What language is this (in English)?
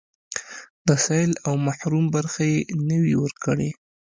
Pashto